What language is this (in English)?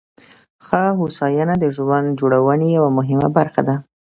Pashto